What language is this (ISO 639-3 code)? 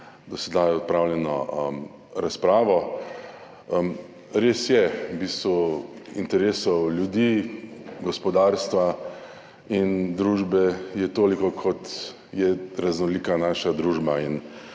slv